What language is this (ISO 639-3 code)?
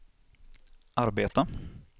swe